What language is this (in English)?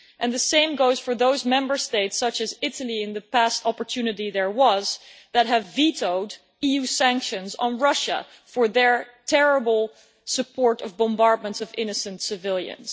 English